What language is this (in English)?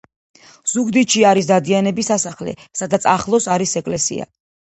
Georgian